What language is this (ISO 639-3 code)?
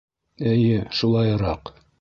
bak